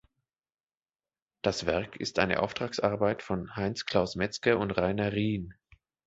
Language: German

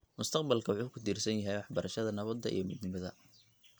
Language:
Somali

